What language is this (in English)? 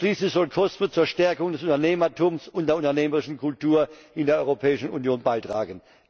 German